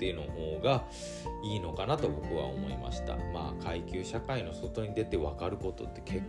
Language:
Japanese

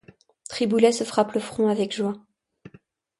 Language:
French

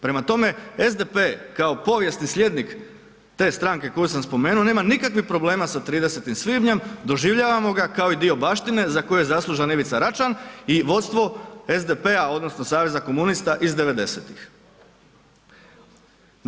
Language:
Croatian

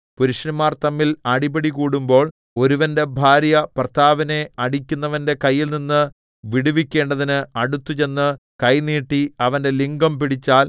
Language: Malayalam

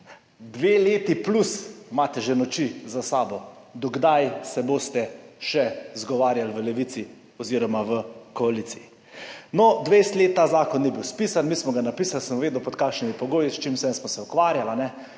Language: Slovenian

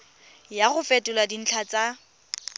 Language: Tswana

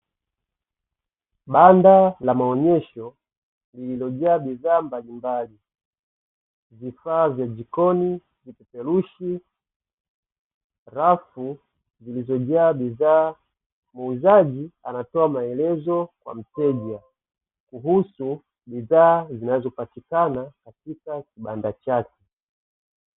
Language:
Swahili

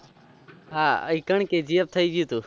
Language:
Gujarati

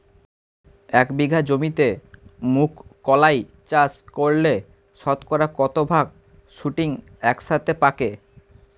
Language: Bangla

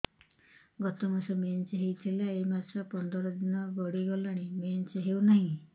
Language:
Odia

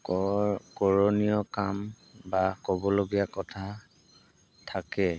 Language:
Assamese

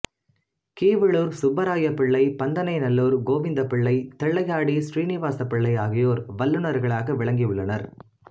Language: Tamil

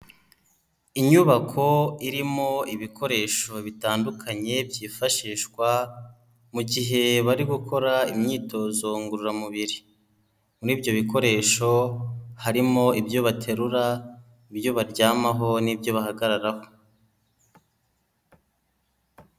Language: Kinyarwanda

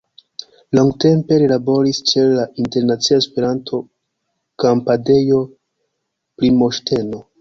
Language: Esperanto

